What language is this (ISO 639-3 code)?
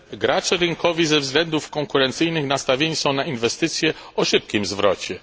pol